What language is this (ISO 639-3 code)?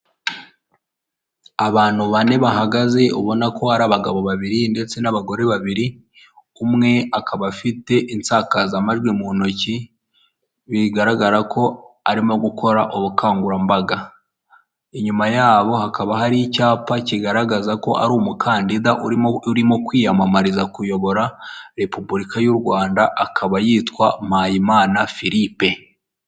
kin